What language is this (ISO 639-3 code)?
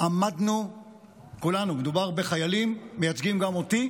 heb